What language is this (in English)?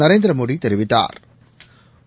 Tamil